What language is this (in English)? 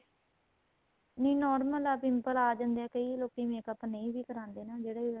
Punjabi